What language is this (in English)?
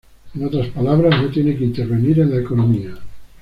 Spanish